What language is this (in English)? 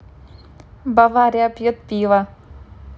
Russian